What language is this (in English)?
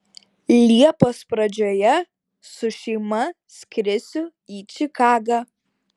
Lithuanian